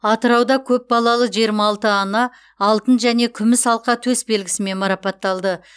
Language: Kazakh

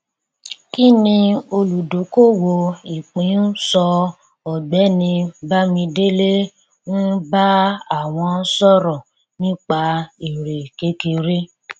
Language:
Yoruba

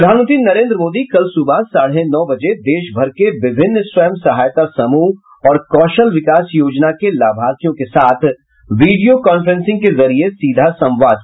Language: Hindi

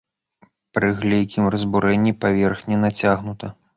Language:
Belarusian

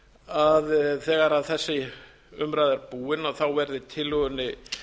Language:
Icelandic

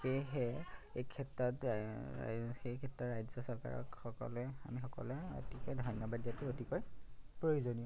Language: Assamese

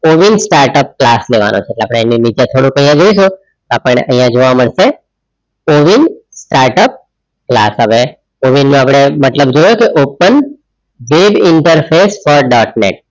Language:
Gujarati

